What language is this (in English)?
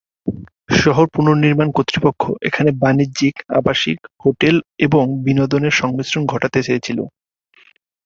Bangla